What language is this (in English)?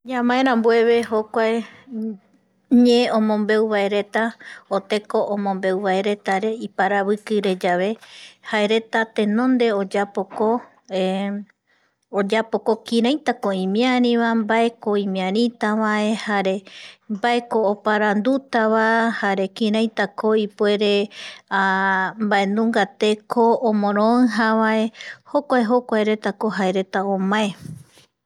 Eastern Bolivian Guaraní